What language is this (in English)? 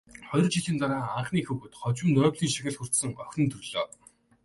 Mongolian